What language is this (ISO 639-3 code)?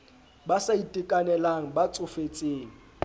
sot